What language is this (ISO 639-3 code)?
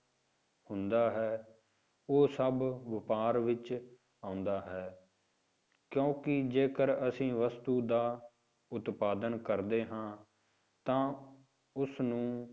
pan